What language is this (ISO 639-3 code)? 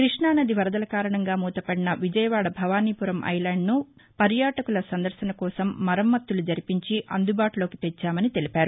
tel